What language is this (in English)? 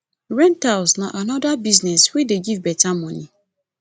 Nigerian Pidgin